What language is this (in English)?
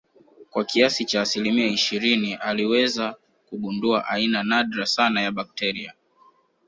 Swahili